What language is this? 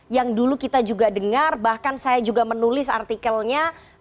Indonesian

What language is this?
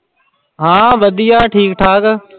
Punjabi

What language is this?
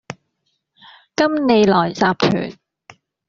Cantonese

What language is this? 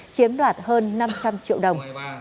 Vietnamese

